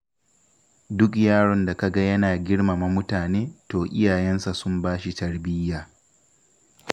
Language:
Hausa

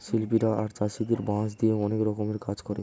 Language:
Bangla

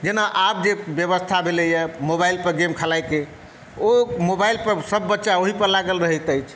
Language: Maithili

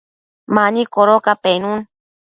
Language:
Matsés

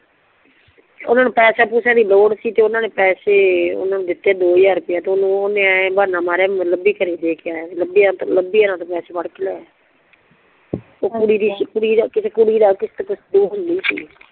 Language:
Punjabi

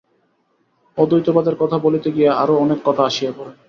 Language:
Bangla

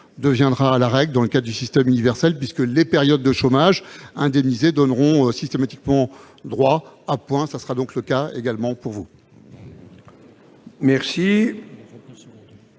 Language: French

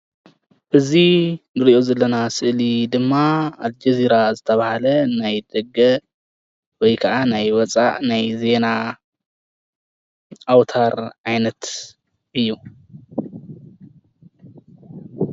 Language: Tigrinya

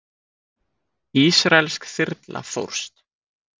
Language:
Icelandic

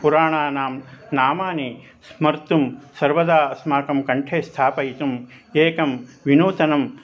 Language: Sanskrit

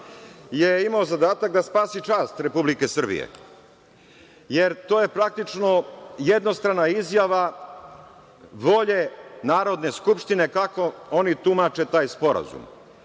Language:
Serbian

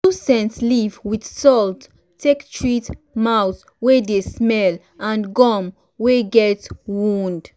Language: Nigerian Pidgin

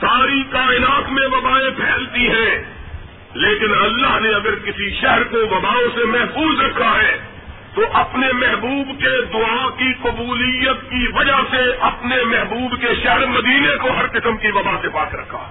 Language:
Urdu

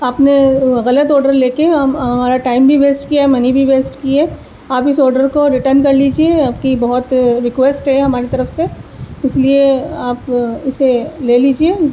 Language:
Urdu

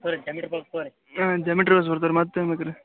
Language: Kannada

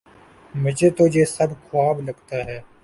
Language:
Urdu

